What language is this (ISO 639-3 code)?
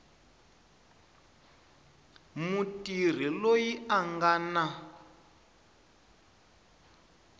tso